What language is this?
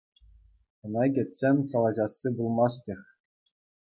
Chuvash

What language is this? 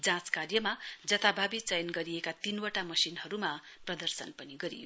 Nepali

